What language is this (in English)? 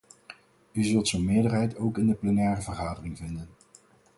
Dutch